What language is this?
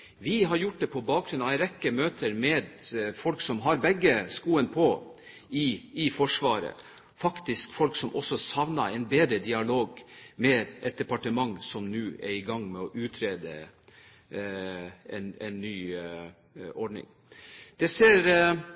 Norwegian Bokmål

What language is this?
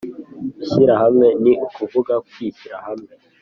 Kinyarwanda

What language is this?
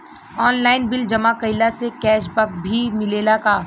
Bhojpuri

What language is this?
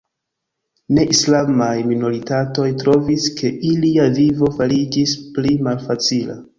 Esperanto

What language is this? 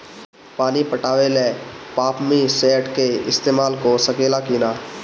Bhojpuri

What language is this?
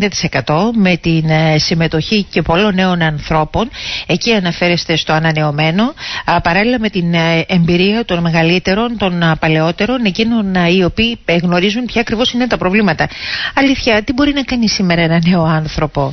Greek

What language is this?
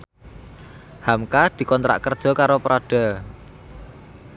Javanese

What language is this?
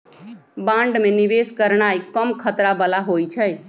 Magahi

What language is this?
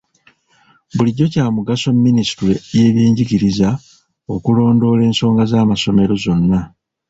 Ganda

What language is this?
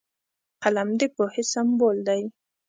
Pashto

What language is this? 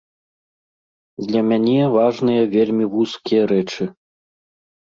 Belarusian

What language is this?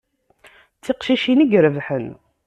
Kabyle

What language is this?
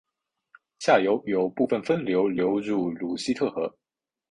Chinese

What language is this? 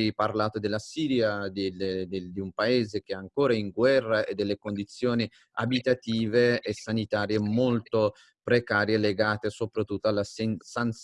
Italian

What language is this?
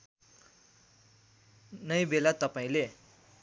Nepali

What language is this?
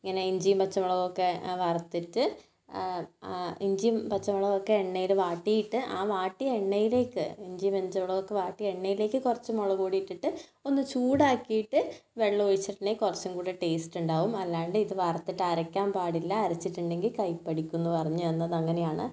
Malayalam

